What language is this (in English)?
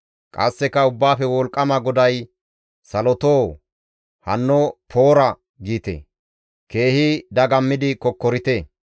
Gamo